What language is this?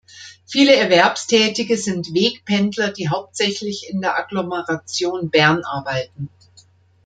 German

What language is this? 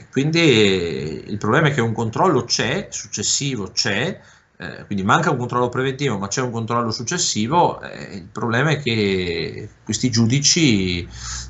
Italian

